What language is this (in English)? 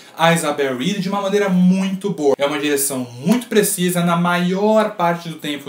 Portuguese